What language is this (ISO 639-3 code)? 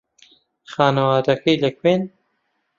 ckb